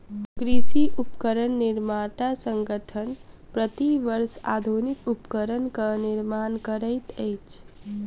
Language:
Maithili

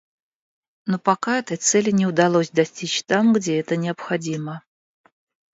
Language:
Russian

